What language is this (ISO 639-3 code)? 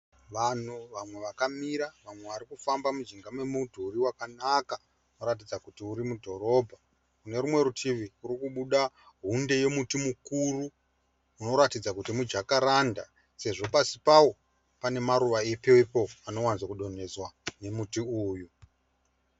sna